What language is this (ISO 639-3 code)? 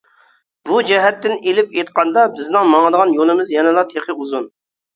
uig